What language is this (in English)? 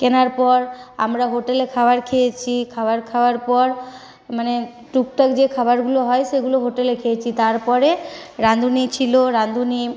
Bangla